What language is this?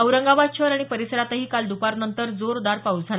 Marathi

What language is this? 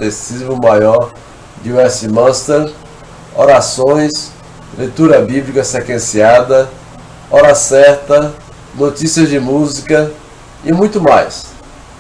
Portuguese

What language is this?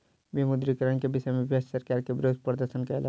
Maithili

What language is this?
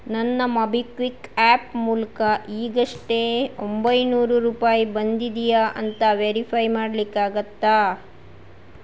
Kannada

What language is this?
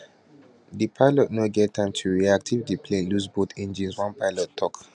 Nigerian Pidgin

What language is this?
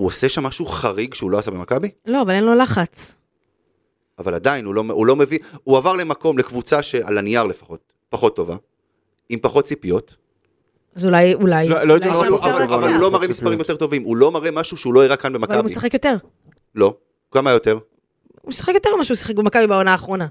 Hebrew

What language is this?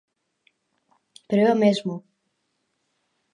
Galician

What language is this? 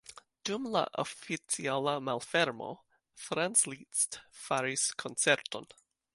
Esperanto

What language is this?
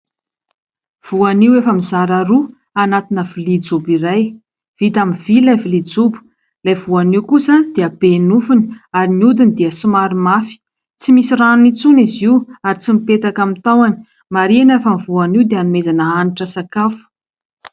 Malagasy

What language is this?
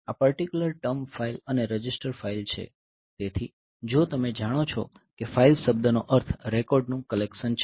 Gujarati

